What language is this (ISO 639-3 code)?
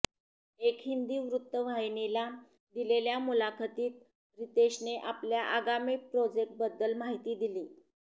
mar